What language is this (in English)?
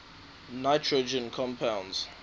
English